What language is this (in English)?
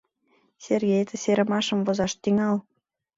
Mari